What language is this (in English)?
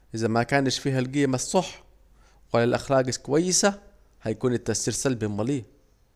Saidi Arabic